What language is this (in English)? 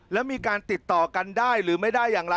Thai